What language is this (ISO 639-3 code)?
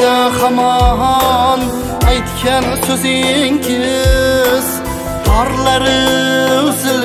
tur